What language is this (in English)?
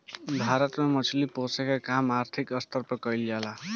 Bhojpuri